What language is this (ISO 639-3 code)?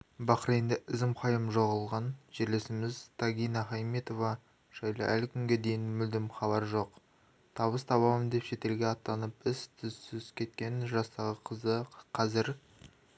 kaz